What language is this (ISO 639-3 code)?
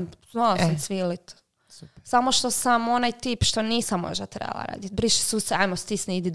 hrv